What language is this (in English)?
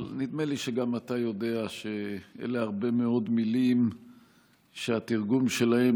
Hebrew